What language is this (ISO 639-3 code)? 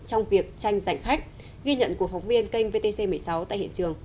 vie